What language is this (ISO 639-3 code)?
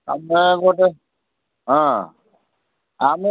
ori